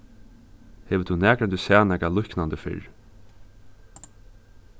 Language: Faroese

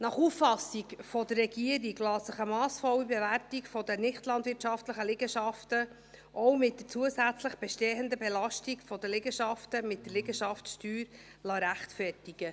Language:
Swiss German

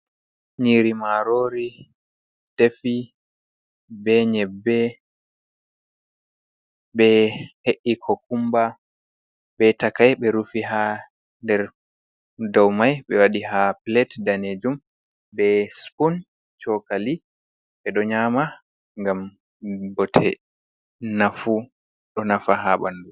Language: Fula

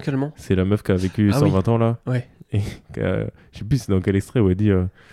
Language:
French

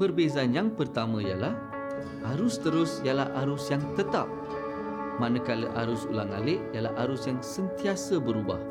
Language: Malay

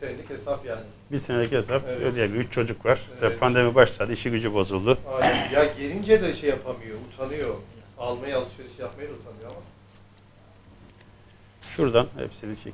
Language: Turkish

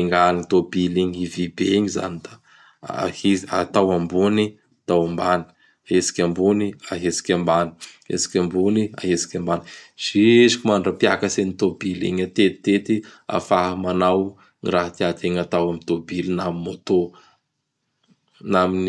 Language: Bara Malagasy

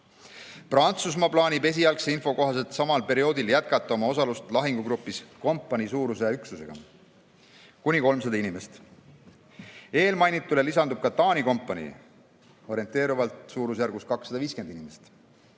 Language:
Estonian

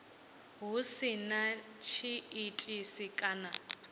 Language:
Venda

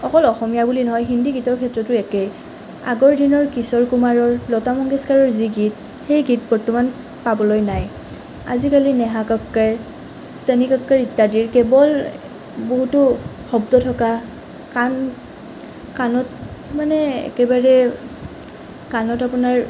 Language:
Assamese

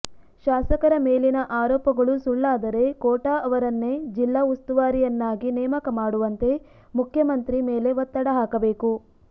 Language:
Kannada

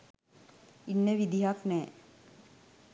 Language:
Sinhala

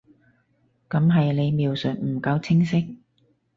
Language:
Cantonese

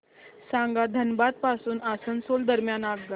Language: Marathi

